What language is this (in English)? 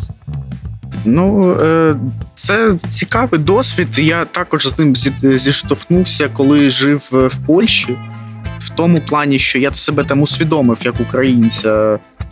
Ukrainian